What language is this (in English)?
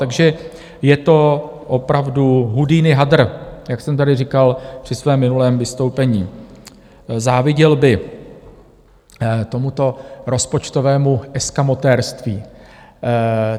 Czech